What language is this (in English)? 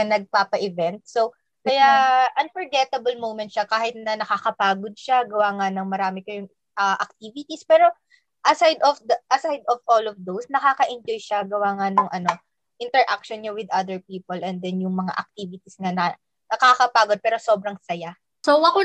Filipino